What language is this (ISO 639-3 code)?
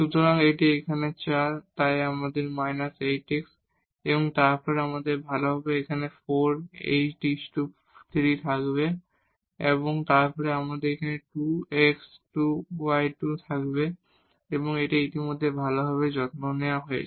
ben